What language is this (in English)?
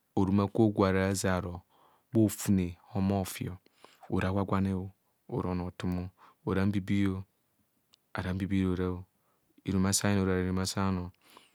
Kohumono